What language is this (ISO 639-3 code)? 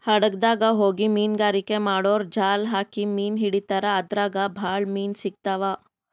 kan